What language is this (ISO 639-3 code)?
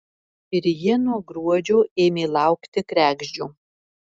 lit